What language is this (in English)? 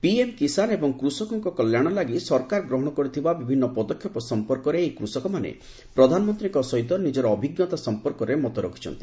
Odia